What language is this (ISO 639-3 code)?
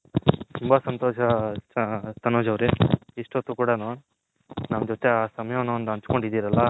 kan